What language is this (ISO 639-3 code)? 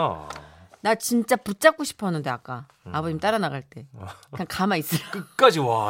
kor